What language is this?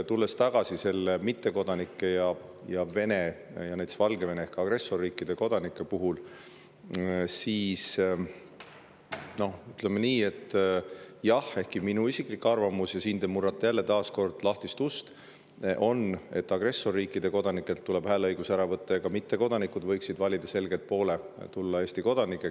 Estonian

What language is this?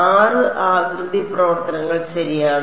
Malayalam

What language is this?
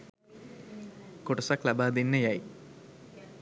Sinhala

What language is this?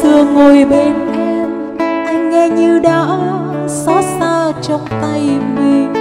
Vietnamese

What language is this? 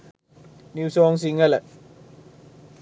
Sinhala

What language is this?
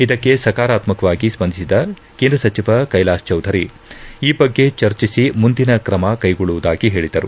Kannada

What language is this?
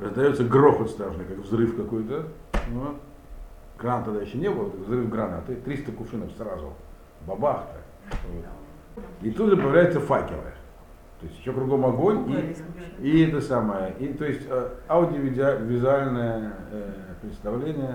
Russian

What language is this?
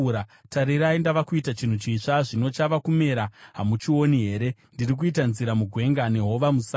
Shona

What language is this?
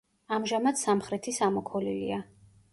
Georgian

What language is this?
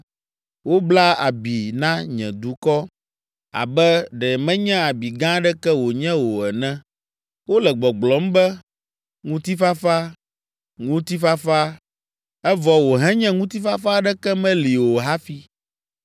Ewe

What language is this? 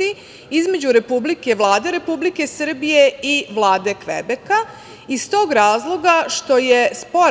Serbian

